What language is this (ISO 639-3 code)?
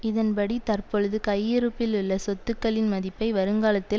tam